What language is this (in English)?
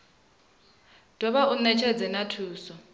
Venda